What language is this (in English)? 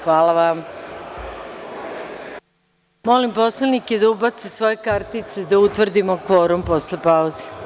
Serbian